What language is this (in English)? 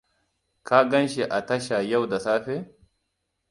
Hausa